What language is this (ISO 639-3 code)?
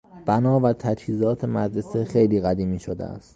fas